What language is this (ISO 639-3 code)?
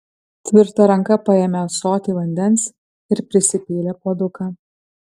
lit